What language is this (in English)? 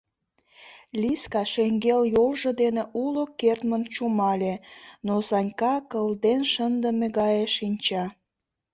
Mari